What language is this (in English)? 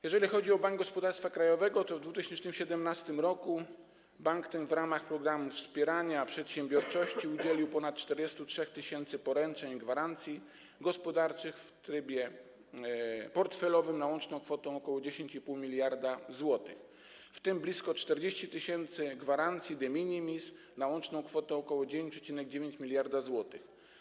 Polish